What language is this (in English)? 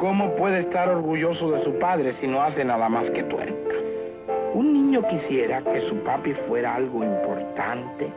Spanish